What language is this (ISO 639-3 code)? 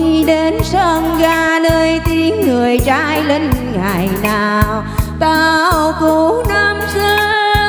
vie